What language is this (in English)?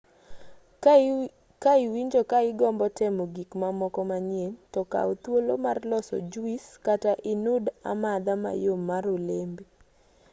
Luo (Kenya and Tanzania)